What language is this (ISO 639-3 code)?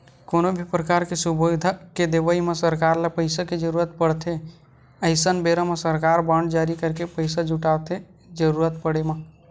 hne